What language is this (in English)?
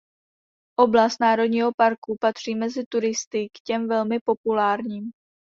Czech